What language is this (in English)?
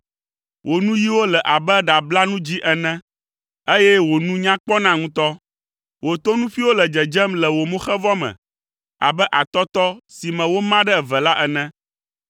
Ewe